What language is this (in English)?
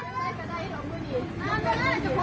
Thai